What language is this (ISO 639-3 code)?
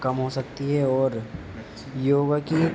urd